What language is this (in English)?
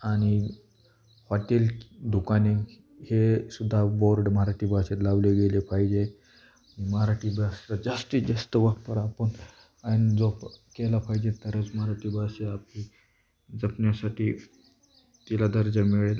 Marathi